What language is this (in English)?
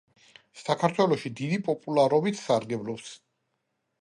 Georgian